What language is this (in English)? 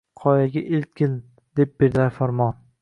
Uzbek